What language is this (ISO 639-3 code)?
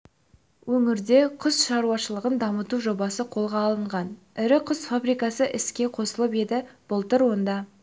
kaz